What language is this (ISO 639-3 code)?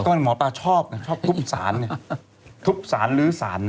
tha